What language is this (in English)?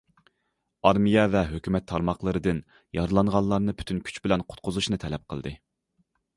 Uyghur